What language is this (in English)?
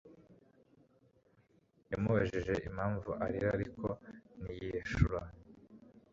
Kinyarwanda